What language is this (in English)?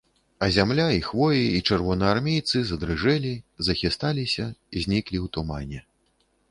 Belarusian